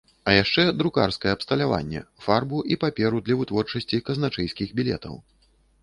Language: Belarusian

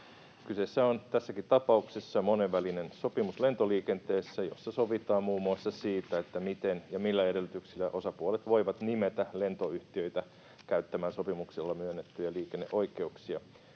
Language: Finnish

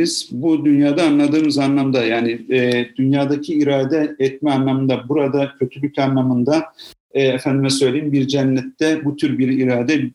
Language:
Turkish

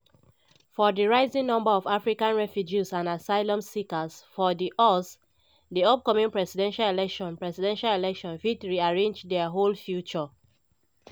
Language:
Nigerian Pidgin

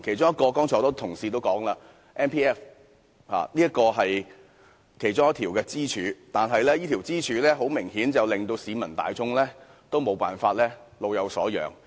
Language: Cantonese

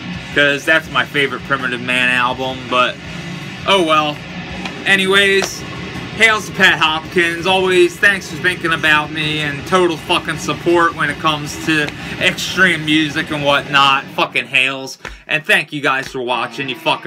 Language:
English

